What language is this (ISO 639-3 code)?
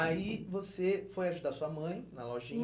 por